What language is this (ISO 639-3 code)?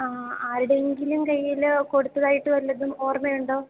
mal